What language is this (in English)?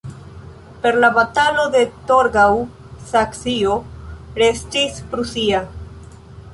Esperanto